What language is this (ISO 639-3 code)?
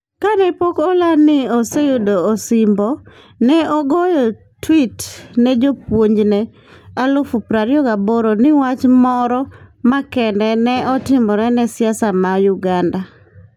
luo